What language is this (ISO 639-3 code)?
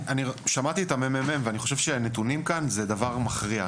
heb